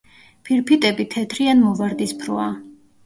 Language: Georgian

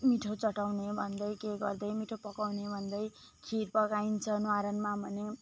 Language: Nepali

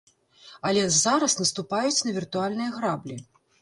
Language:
Belarusian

